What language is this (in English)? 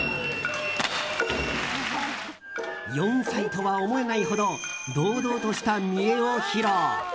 Japanese